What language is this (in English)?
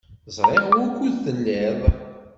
Kabyle